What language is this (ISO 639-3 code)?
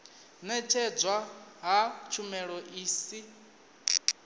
ven